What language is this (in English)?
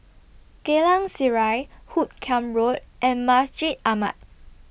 English